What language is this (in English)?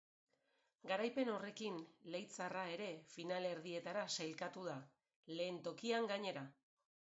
Basque